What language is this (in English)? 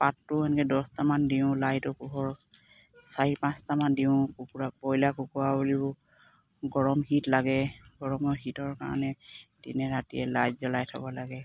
Assamese